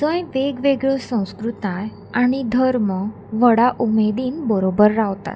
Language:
Konkani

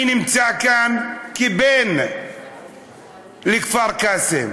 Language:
Hebrew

